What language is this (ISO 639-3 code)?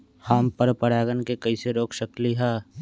mag